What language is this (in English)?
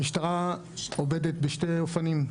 Hebrew